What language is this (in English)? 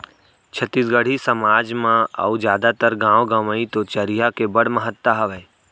Chhattisgarhi